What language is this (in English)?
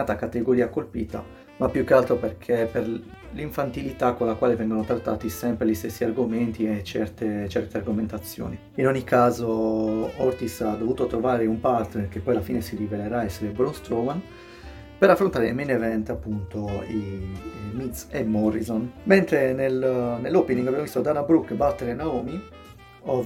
Italian